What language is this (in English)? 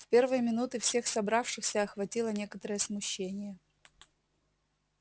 Russian